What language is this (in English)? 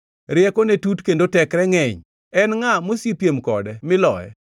Luo (Kenya and Tanzania)